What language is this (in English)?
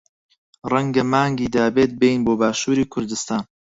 Central Kurdish